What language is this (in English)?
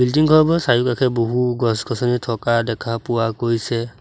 Assamese